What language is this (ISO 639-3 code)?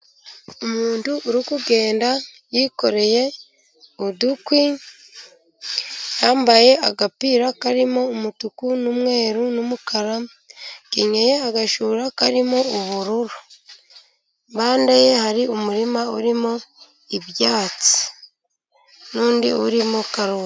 kin